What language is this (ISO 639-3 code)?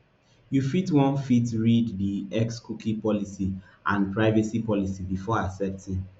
pcm